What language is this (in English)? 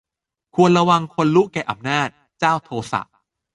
Thai